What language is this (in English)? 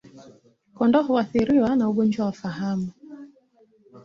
Swahili